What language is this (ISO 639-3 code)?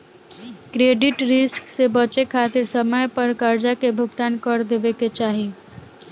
bho